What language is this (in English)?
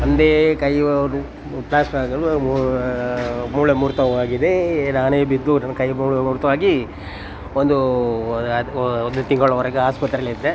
Kannada